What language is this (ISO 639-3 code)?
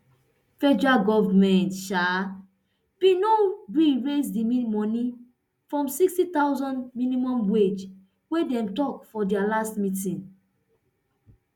pcm